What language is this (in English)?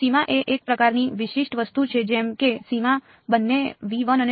Gujarati